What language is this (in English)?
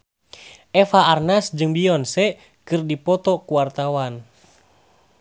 Sundanese